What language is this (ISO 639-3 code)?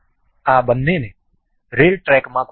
guj